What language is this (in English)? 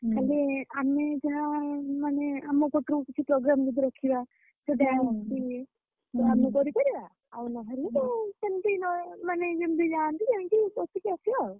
Odia